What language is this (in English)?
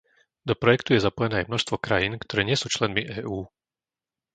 Slovak